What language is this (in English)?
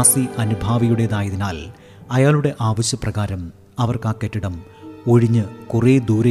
Malayalam